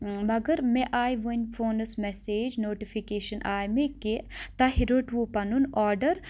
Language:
Kashmiri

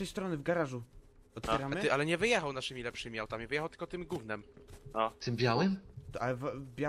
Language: Polish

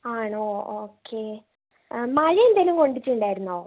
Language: Malayalam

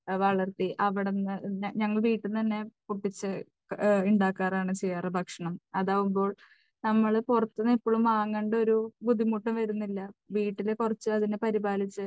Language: Malayalam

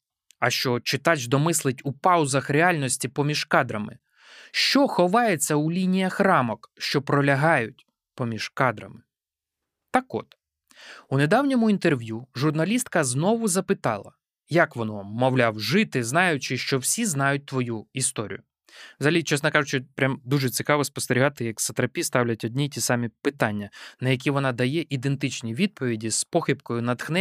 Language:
Ukrainian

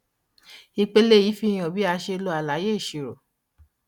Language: Yoruba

